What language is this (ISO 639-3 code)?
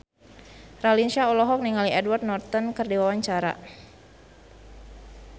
sun